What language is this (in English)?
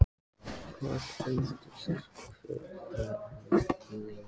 Icelandic